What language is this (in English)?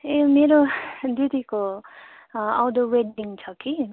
Nepali